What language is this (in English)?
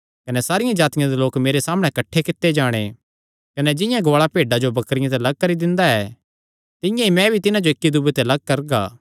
Kangri